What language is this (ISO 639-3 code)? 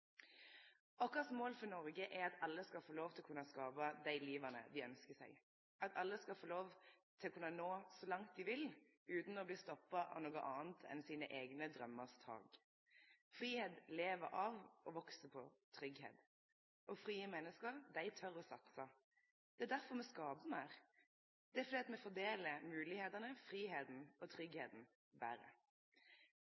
nno